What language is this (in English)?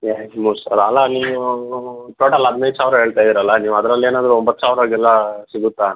Kannada